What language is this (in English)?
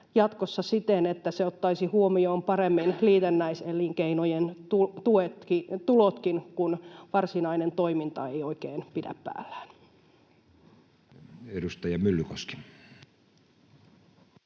Finnish